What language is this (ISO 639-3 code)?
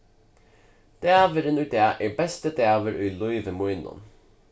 fao